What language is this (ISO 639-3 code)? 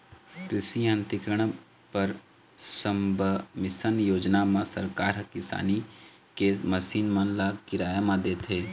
hne